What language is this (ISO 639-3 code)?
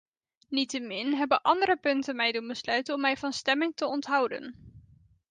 nld